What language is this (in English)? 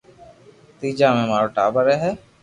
Loarki